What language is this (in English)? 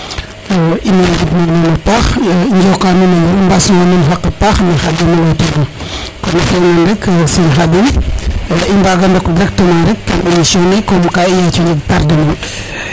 Serer